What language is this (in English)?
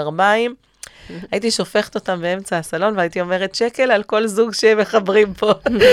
Hebrew